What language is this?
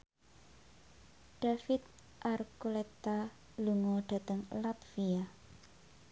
Javanese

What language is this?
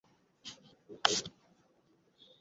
Bangla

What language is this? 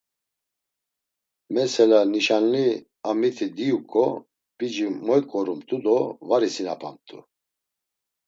Laz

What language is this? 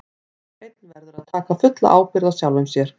Icelandic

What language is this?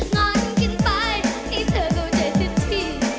Thai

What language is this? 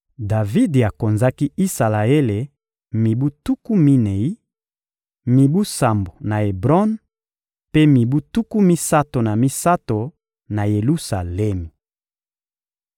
Lingala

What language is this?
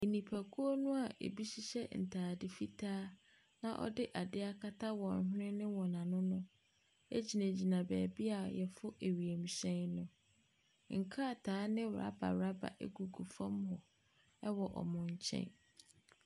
Akan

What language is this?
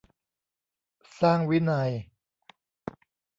Thai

